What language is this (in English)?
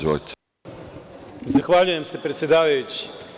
Serbian